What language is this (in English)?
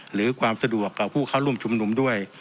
Thai